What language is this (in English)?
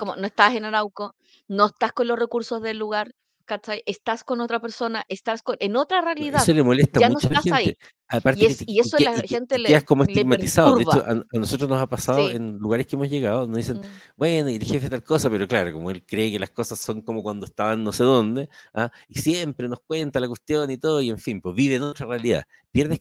Spanish